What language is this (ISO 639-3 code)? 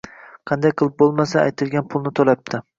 uzb